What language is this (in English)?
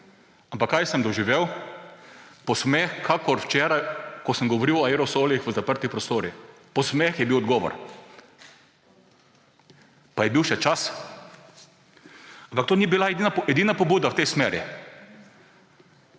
Slovenian